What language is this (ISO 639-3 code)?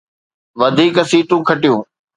snd